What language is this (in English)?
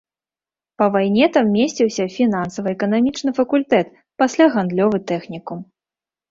Belarusian